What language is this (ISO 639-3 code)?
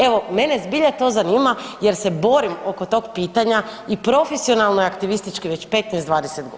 hrv